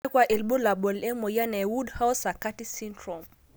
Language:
Masai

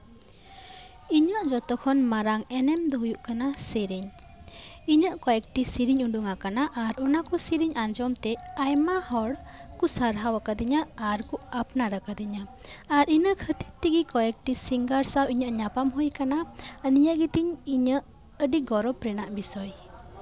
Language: Santali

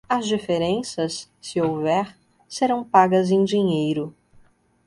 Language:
Portuguese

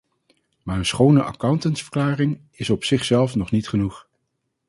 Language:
Dutch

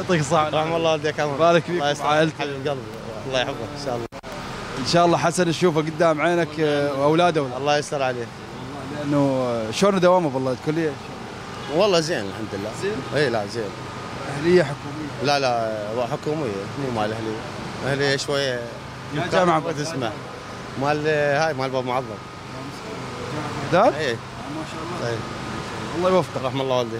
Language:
Arabic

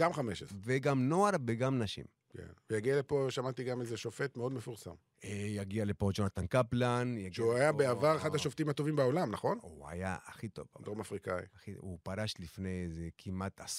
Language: Hebrew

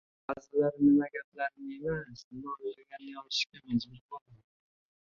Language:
Uzbek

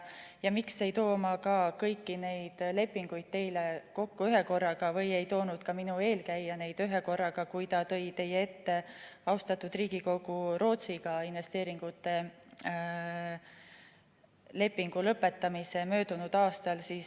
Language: Estonian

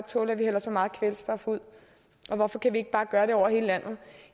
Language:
Danish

